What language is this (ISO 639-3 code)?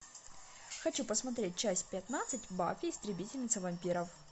rus